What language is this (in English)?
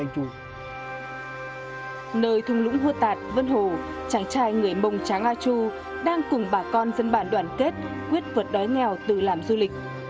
Vietnamese